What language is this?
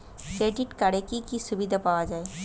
Bangla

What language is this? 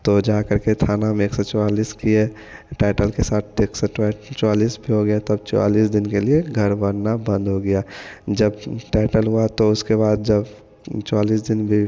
Hindi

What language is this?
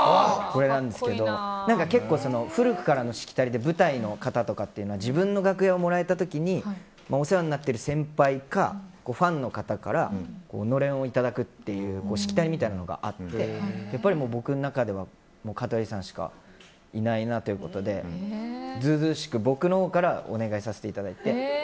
Japanese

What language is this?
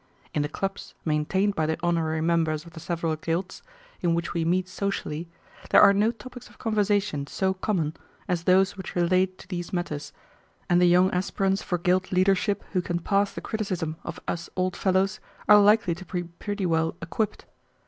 English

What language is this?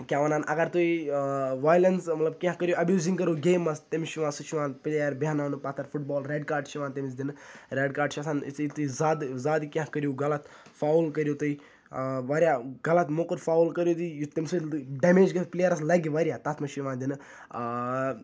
Kashmiri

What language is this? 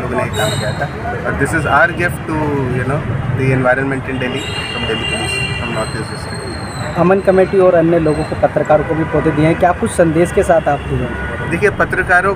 Hindi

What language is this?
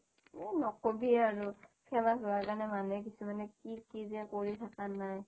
Assamese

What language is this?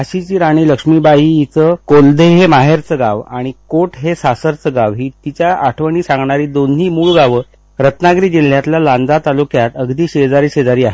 Marathi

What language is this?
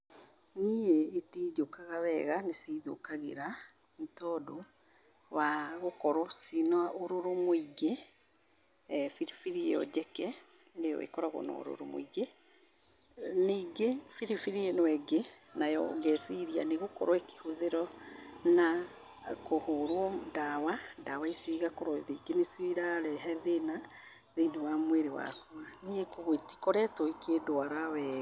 Kikuyu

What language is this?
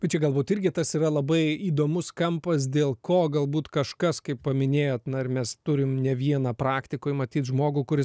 Lithuanian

